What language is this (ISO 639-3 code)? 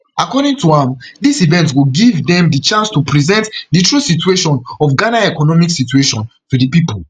pcm